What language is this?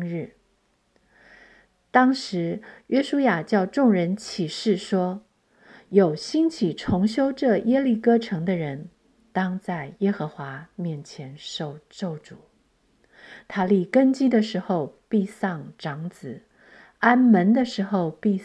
Chinese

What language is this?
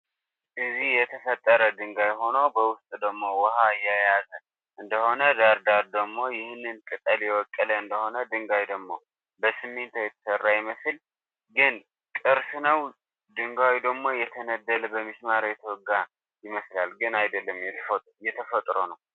Tigrinya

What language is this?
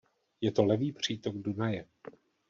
Czech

